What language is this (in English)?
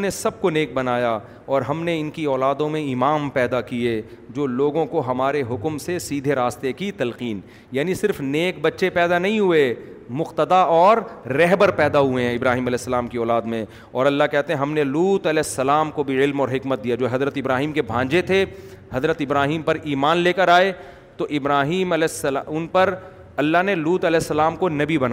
Urdu